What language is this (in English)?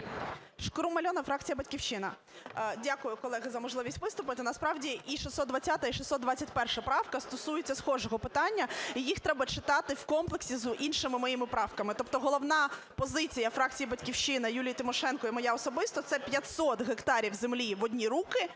Ukrainian